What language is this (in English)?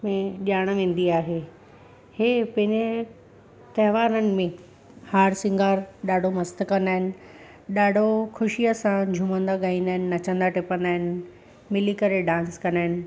Sindhi